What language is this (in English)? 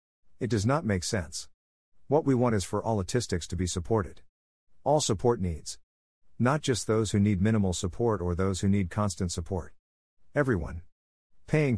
English